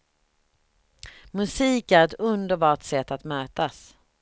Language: Swedish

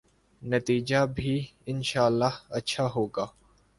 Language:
Urdu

